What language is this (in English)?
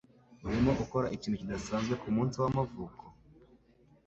Kinyarwanda